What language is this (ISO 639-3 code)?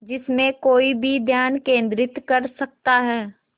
hin